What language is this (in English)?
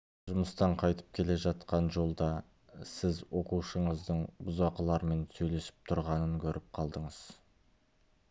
Kazakh